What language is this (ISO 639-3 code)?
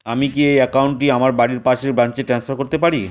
ben